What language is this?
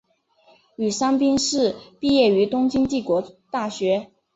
Chinese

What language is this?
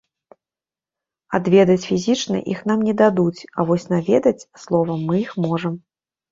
Belarusian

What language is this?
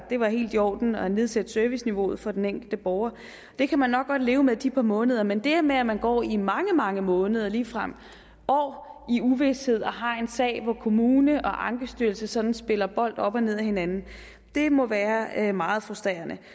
Danish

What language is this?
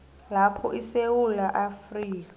South Ndebele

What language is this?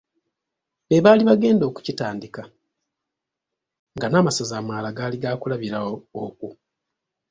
Ganda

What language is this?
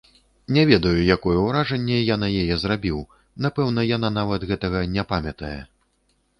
Belarusian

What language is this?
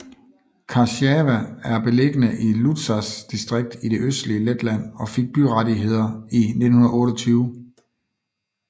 Danish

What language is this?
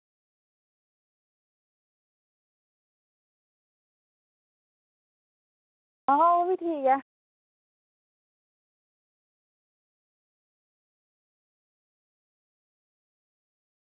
Dogri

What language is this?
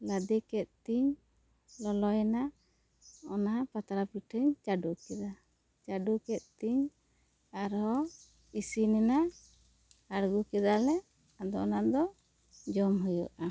Santali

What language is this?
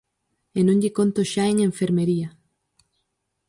Galician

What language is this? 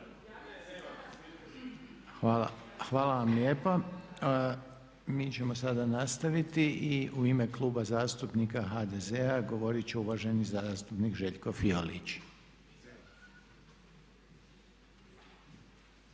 Croatian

